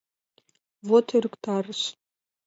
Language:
Mari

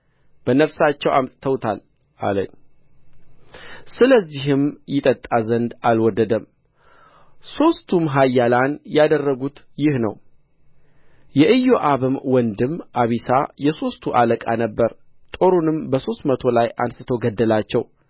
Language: Amharic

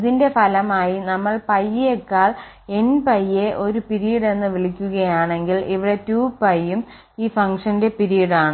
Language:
Malayalam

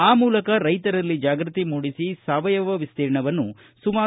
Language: Kannada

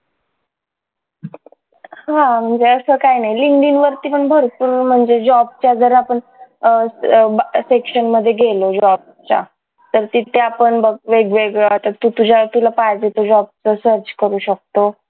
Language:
Marathi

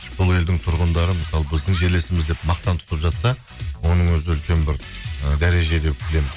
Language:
Kazakh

